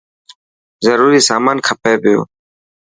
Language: Dhatki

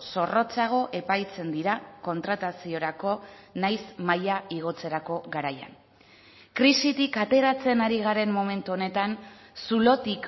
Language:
Basque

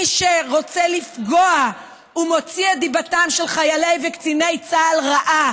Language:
Hebrew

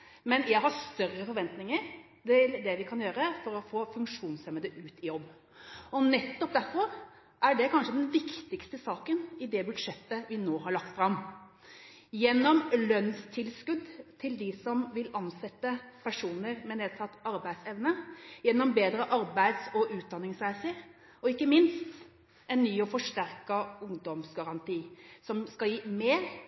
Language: Norwegian Bokmål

